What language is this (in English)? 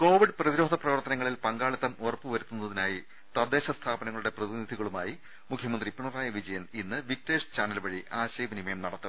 Malayalam